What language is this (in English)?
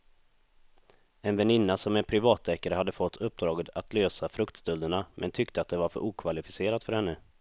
Swedish